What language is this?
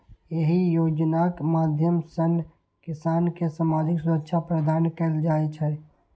Maithili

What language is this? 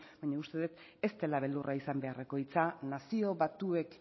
Basque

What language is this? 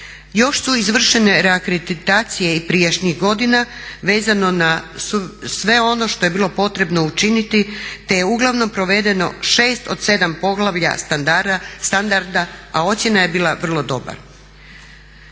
Croatian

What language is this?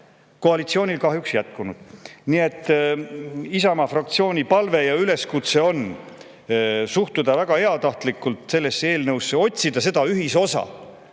Estonian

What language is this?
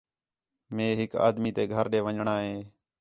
Khetrani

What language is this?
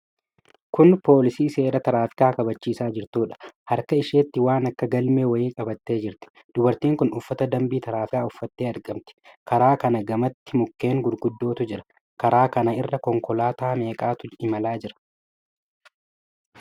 Oromo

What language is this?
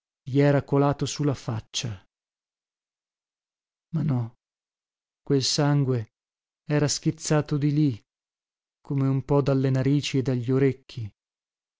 Italian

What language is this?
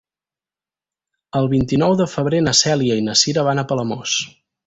Catalan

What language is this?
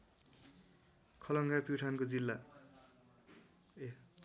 Nepali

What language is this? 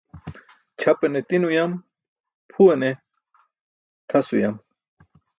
Burushaski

